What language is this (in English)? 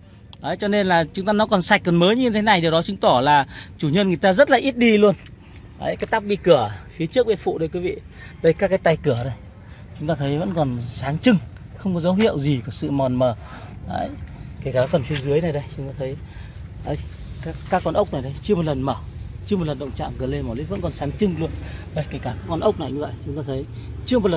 Vietnamese